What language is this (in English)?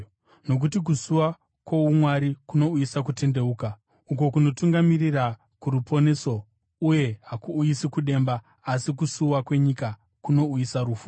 Shona